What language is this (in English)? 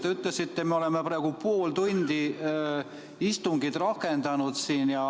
Estonian